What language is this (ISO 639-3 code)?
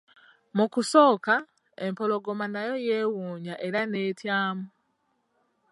lug